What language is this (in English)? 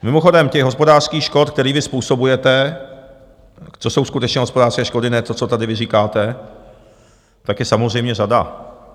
Czech